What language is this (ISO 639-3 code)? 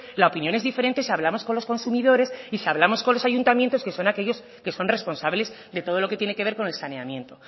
spa